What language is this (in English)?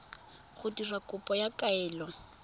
Tswana